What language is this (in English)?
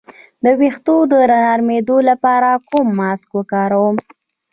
Pashto